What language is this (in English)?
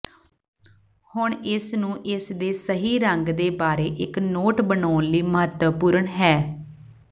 Punjabi